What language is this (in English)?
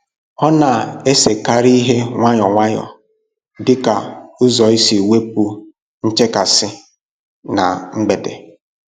Igbo